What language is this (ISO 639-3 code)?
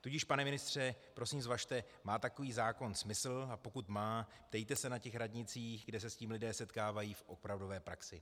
ces